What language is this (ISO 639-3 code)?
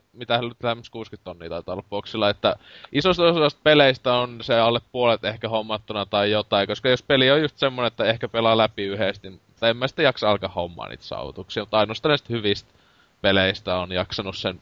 fin